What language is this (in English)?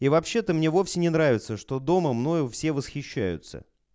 Russian